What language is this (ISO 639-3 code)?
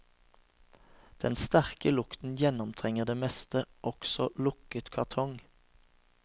nor